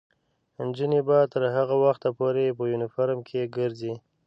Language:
Pashto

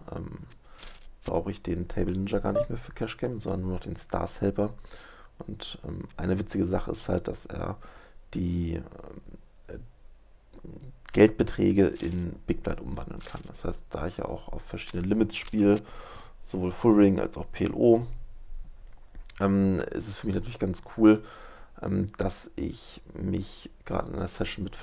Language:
German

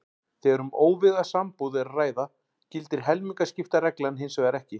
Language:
Icelandic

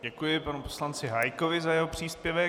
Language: Czech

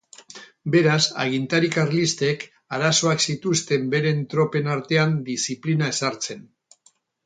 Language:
Basque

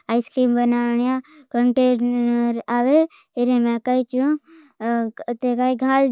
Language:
Bhili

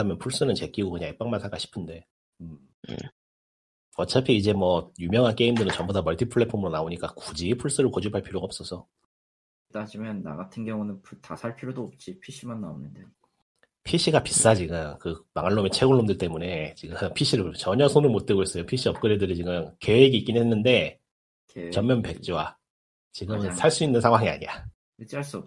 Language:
Korean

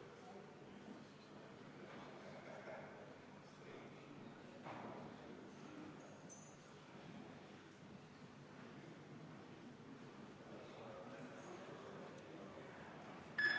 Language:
Estonian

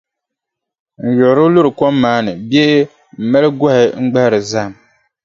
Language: Dagbani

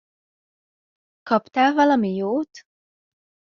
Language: Hungarian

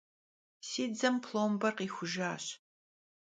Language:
Kabardian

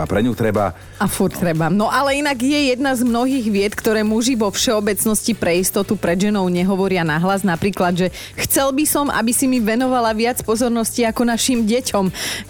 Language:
Slovak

